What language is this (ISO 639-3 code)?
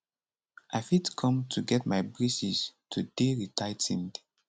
pcm